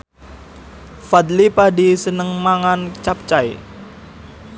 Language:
Javanese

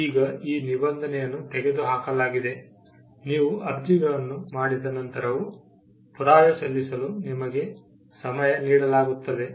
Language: Kannada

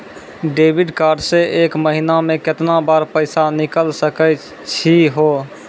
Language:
Maithili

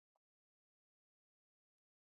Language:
Swahili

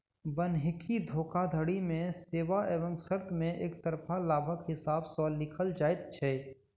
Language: Maithili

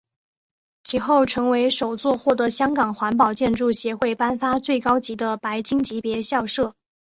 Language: Chinese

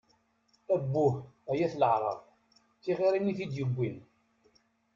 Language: Kabyle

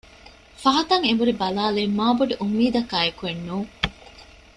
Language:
Divehi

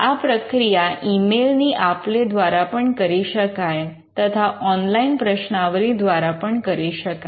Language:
Gujarati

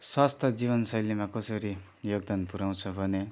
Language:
Nepali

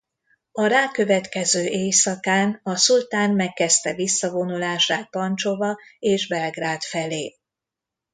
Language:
Hungarian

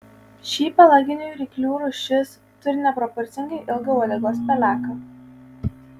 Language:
Lithuanian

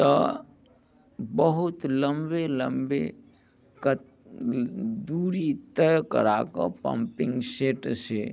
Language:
Maithili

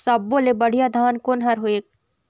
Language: Chhattisgarhi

